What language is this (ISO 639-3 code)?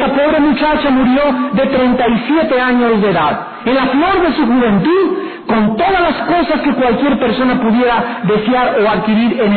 spa